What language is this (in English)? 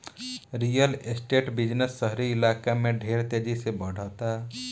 Bhojpuri